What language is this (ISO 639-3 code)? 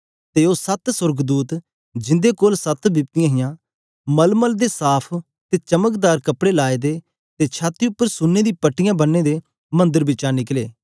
doi